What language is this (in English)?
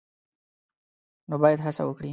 Pashto